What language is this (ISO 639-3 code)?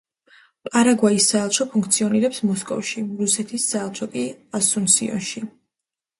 kat